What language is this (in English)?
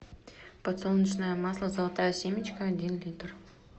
Russian